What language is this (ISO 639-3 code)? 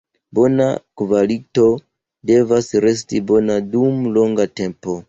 epo